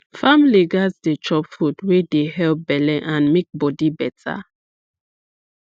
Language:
Nigerian Pidgin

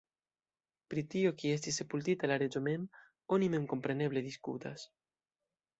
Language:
Esperanto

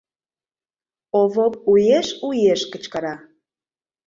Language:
Mari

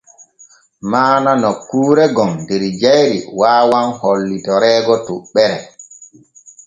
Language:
Borgu Fulfulde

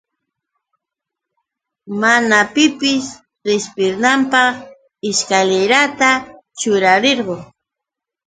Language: Yauyos Quechua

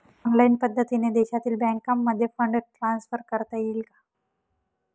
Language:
Marathi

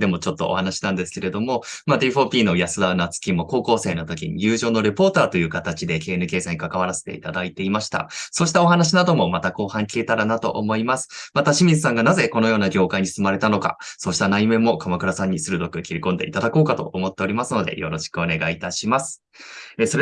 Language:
Japanese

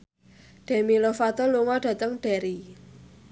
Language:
Javanese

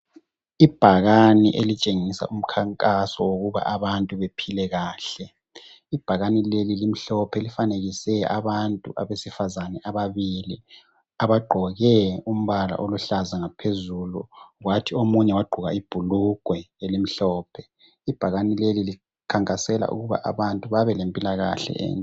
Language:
North Ndebele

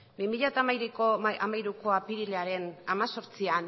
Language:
Basque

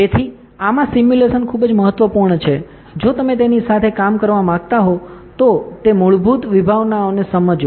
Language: Gujarati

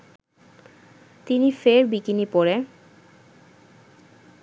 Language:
Bangla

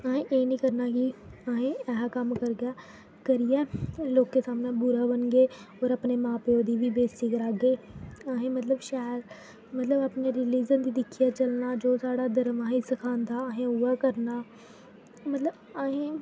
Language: Dogri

